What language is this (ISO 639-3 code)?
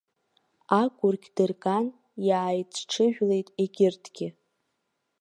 abk